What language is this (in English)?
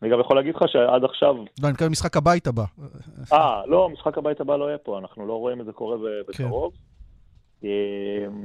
Hebrew